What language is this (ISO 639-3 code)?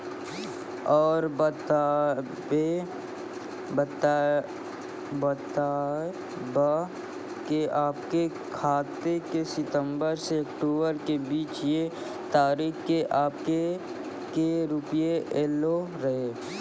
mai